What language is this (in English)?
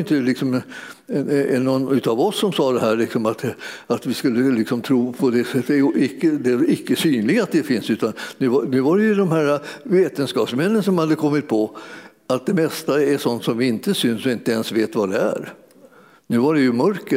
Swedish